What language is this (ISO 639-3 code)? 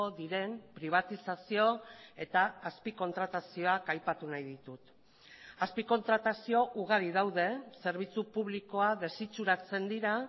eus